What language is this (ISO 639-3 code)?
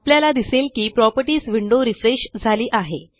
mar